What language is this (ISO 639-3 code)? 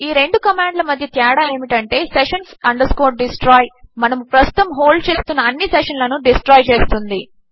tel